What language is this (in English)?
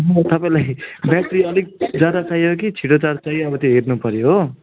Nepali